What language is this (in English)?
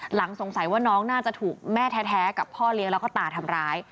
Thai